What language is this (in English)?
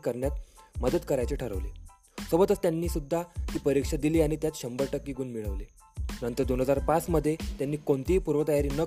Marathi